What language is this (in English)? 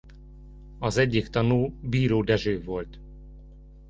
Hungarian